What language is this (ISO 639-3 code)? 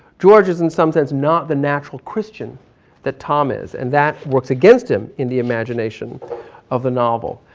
eng